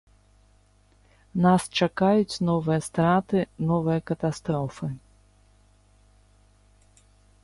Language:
Belarusian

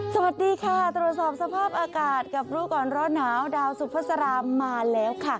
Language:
Thai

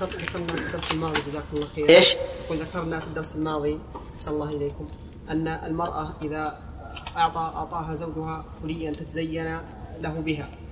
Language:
Arabic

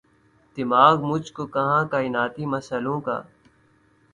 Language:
Urdu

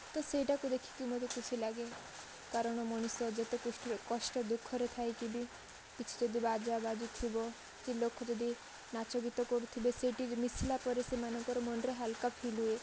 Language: Odia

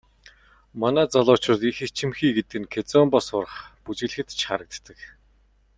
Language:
Mongolian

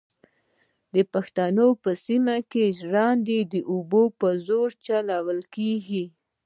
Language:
Pashto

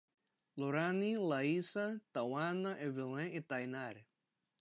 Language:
Portuguese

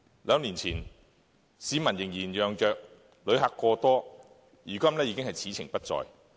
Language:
Cantonese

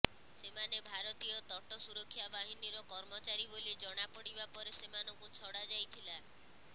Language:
Odia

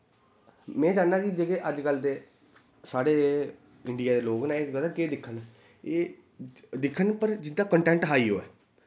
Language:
Dogri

